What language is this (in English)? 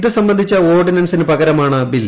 Malayalam